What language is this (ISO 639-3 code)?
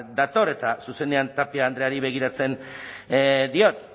eus